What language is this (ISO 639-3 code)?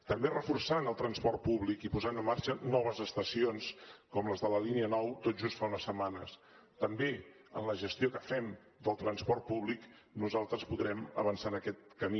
cat